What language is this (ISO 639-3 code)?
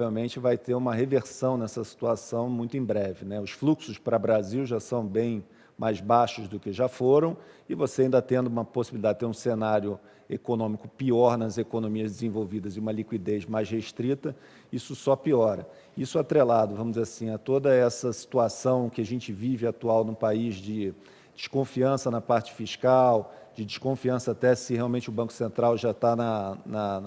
por